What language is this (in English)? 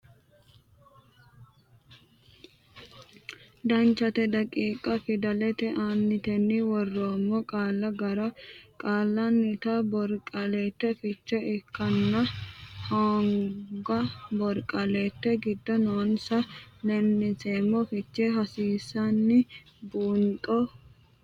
Sidamo